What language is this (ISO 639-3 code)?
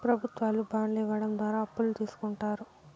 tel